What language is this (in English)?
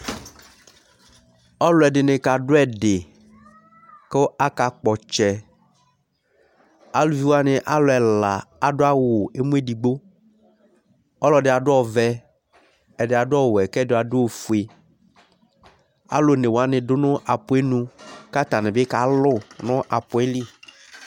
Ikposo